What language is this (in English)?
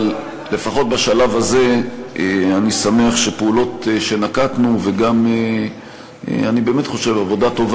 Hebrew